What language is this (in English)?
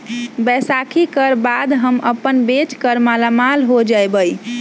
Magahi